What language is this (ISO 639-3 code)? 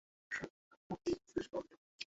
ben